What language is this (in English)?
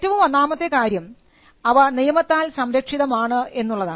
Malayalam